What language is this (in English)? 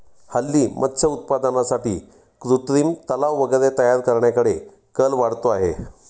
Marathi